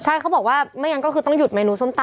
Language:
Thai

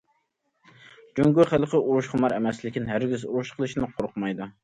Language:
Uyghur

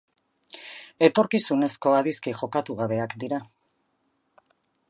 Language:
Basque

